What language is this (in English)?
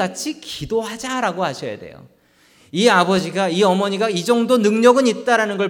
Korean